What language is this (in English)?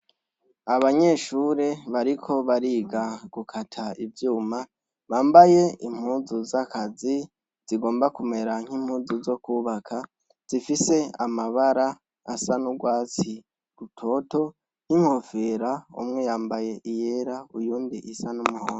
Rundi